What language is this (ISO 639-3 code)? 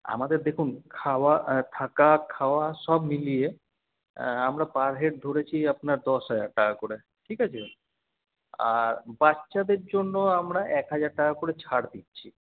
ben